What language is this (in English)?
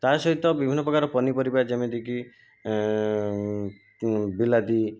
Odia